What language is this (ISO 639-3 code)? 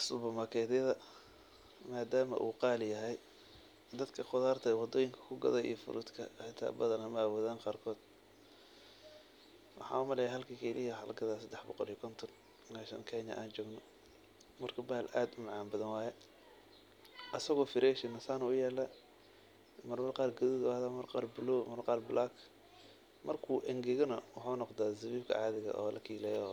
som